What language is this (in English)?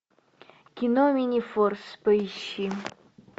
Russian